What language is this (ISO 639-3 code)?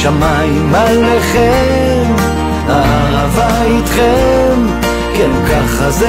heb